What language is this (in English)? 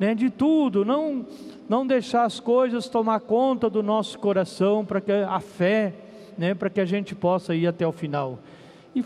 Portuguese